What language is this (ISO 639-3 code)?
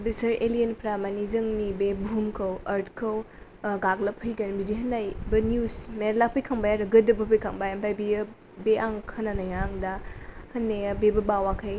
brx